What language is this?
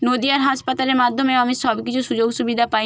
Bangla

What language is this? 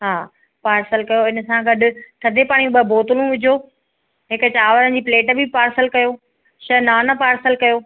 Sindhi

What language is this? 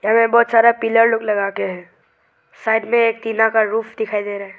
Hindi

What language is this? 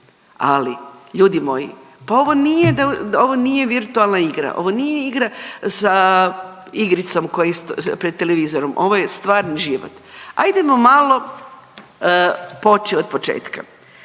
Croatian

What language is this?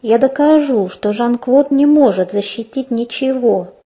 Russian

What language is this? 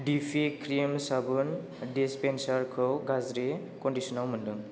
Bodo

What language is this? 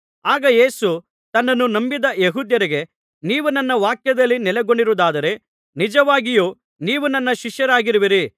Kannada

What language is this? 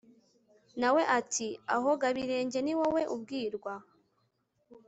Kinyarwanda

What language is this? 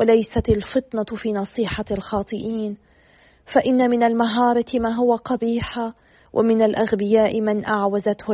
Arabic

